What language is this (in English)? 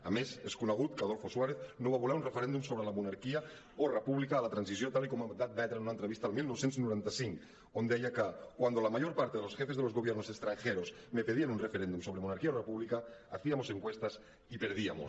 Catalan